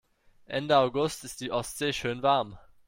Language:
German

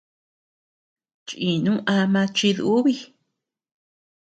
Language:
Tepeuxila Cuicatec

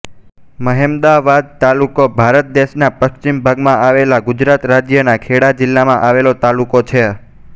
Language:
Gujarati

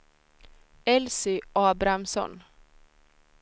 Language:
Swedish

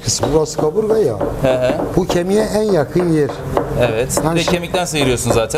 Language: Turkish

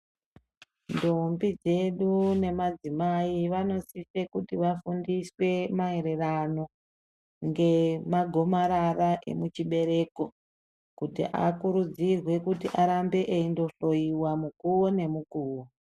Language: Ndau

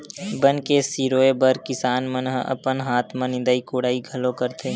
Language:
Chhattisgarhi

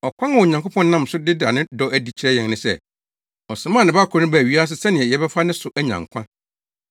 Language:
Akan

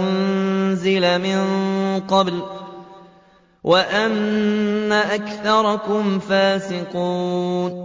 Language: Arabic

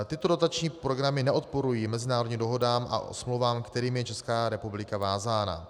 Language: Czech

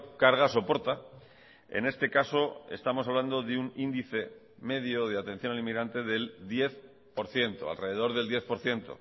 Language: Spanish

